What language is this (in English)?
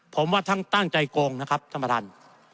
Thai